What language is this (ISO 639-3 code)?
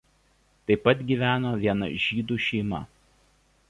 lit